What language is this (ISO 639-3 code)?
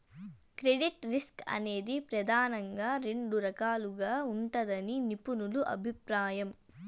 tel